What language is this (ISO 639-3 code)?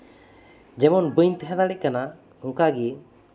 sat